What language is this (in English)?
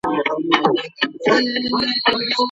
Pashto